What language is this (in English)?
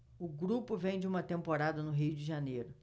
Portuguese